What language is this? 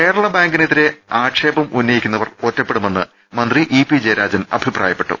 Malayalam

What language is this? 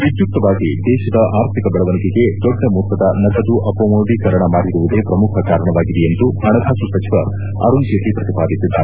Kannada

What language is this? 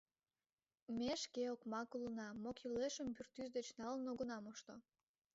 Mari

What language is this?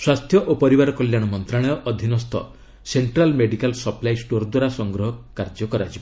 Odia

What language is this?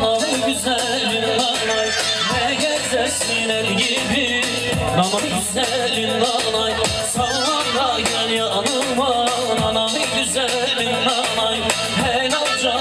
Turkish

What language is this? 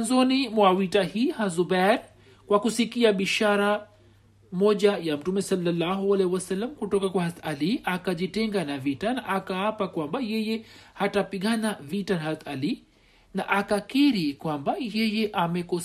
Swahili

